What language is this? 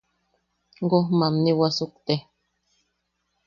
Yaqui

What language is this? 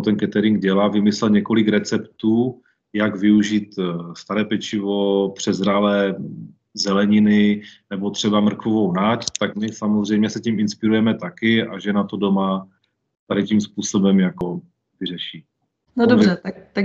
Czech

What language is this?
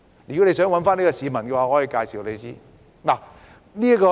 Cantonese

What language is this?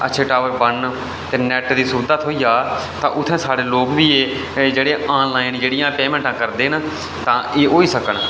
Dogri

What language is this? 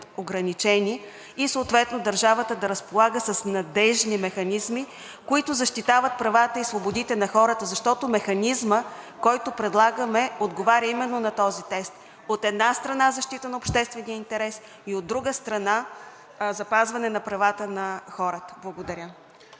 Bulgarian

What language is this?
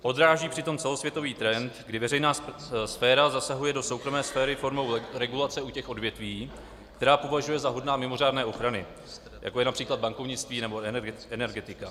Czech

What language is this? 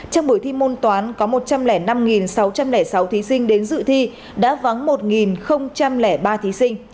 Vietnamese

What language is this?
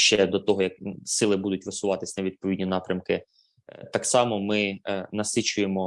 Ukrainian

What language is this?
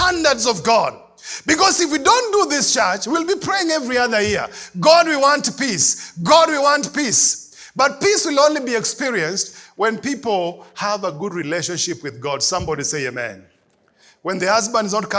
English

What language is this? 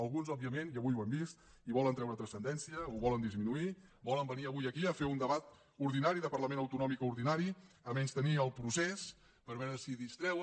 Catalan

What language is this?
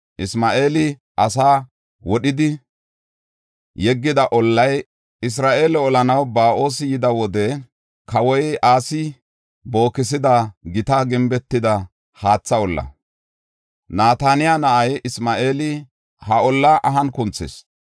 Gofa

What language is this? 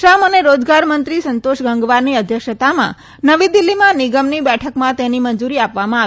Gujarati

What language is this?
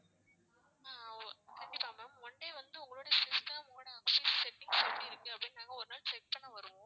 Tamil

